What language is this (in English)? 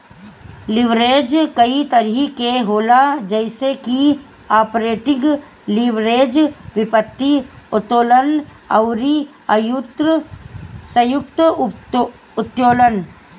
Bhojpuri